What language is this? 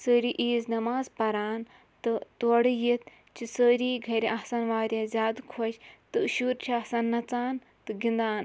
Kashmiri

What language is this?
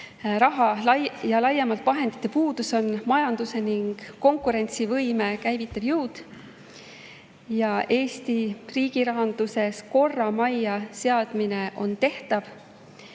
Estonian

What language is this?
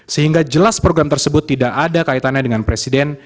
Indonesian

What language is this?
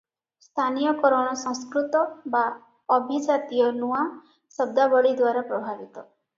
Odia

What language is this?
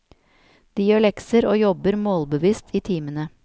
Norwegian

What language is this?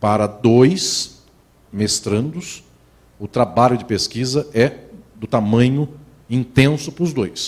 Portuguese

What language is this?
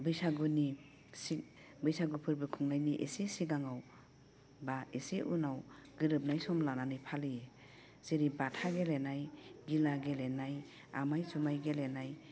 Bodo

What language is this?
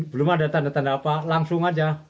Indonesian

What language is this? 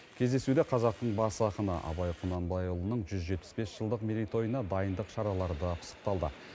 Kazakh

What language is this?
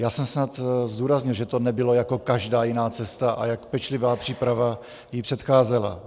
Czech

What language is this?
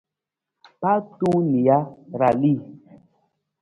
Nawdm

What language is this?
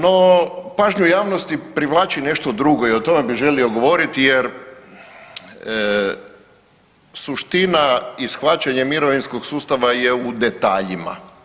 Croatian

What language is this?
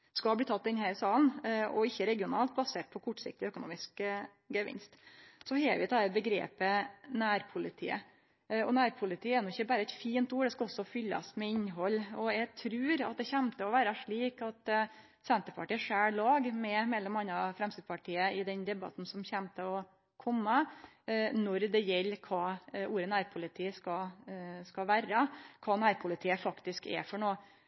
Norwegian Nynorsk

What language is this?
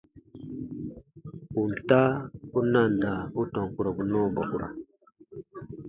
Baatonum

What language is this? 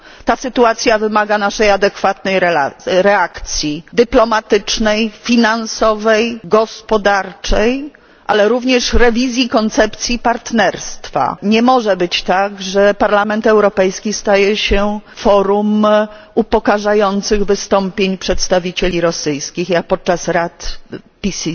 Polish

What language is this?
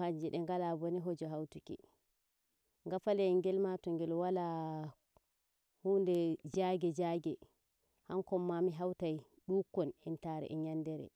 Nigerian Fulfulde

